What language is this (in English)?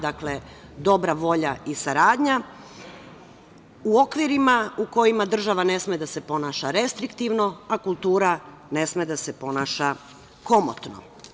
Serbian